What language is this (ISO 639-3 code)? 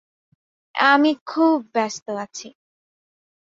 ben